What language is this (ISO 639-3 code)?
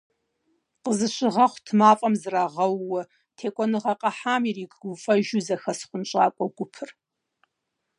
kbd